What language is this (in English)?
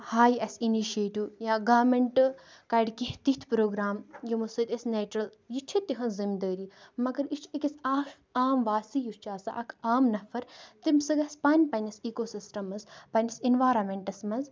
Kashmiri